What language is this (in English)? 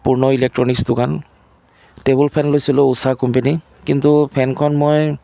Assamese